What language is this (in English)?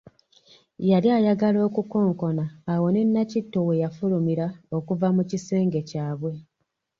Ganda